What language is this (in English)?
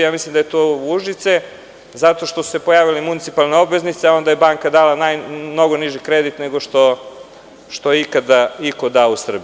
Serbian